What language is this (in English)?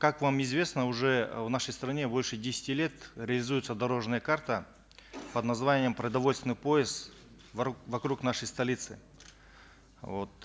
Kazakh